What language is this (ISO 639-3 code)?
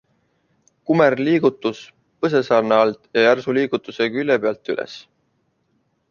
est